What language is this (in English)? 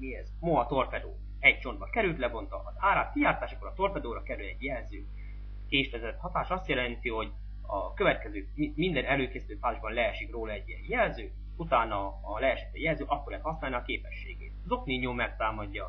Hungarian